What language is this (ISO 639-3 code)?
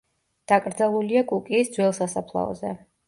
kat